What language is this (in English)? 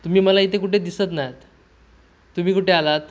Marathi